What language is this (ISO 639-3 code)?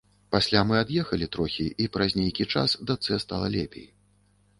bel